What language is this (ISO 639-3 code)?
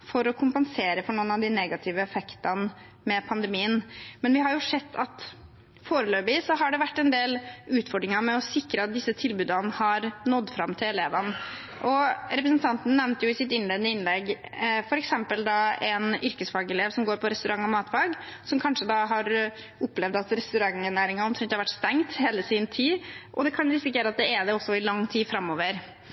nob